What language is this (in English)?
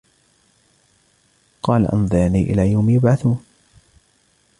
Arabic